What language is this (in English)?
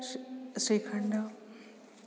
Sanskrit